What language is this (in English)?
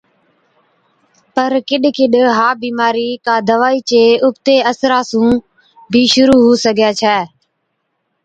Od